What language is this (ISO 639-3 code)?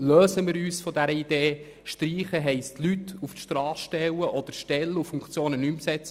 gsw